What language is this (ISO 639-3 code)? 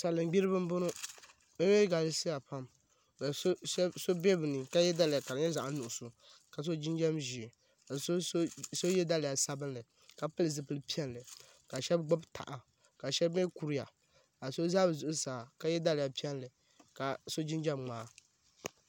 dag